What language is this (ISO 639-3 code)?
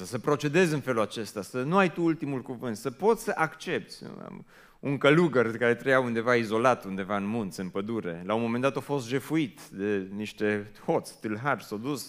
ron